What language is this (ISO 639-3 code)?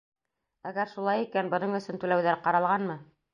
bak